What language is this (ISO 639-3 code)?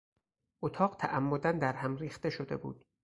fas